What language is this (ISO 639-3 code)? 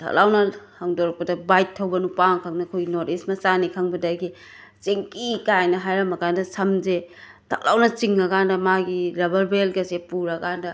mni